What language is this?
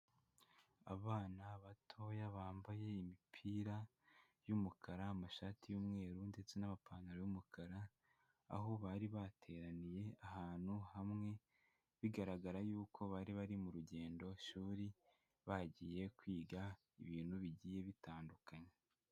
Kinyarwanda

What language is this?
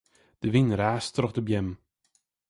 Western Frisian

